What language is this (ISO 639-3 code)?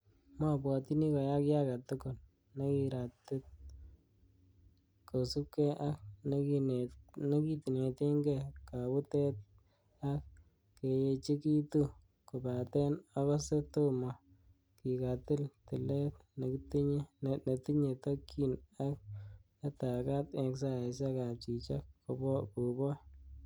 kln